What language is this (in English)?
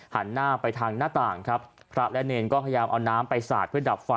Thai